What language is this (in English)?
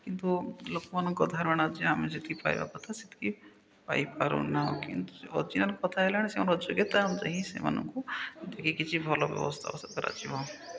Odia